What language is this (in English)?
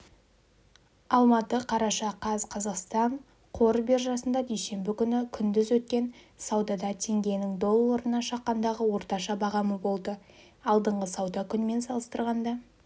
Kazakh